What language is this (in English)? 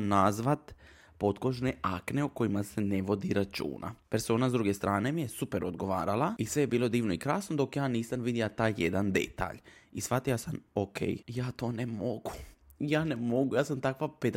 Croatian